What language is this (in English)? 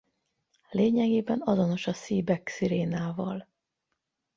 Hungarian